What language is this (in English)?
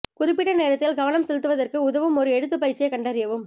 Tamil